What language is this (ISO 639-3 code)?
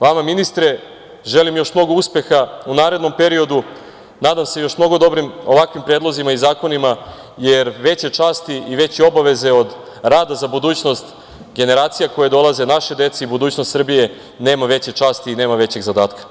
srp